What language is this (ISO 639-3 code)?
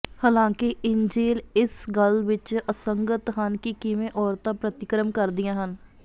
pan